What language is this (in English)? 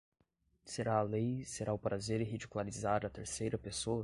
Portuguese